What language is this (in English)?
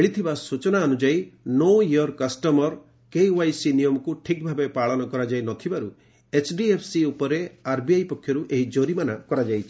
Odia